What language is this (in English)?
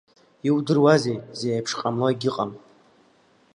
Abkhazian